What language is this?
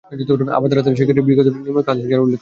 Bangla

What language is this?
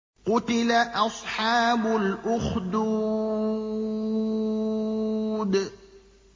Arabic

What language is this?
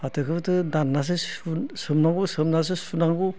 Bodo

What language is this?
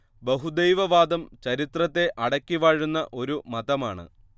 Malayalam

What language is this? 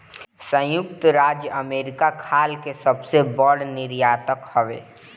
Bhojpuri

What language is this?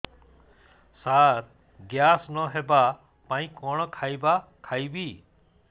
Odia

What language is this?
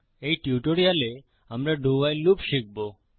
Bangla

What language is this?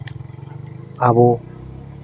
Santali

